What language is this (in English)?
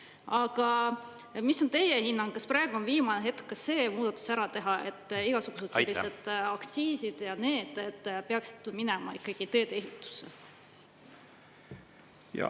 Estonian